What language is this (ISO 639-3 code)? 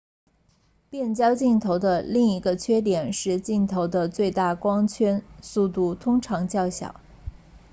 zho